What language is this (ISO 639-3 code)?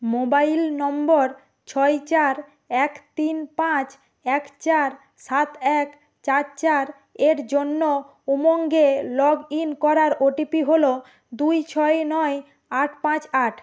ben